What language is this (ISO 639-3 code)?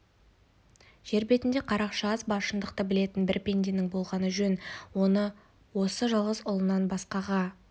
kaz